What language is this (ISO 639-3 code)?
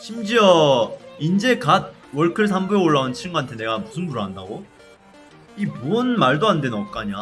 kor